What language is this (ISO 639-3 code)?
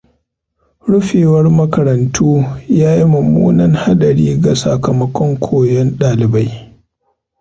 hau